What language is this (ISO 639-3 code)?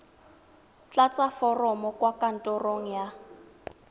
tsn